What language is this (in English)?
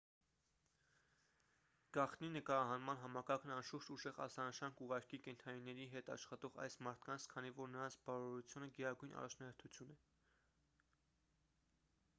Armenian